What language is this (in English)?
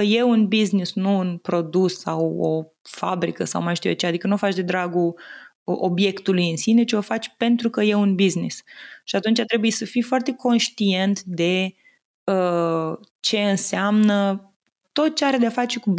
Romanian